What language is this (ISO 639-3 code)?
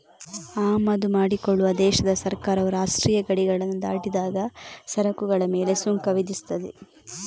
kan